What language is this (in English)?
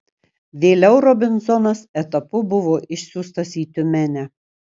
Lithuanian